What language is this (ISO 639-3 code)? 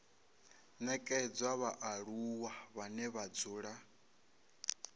ven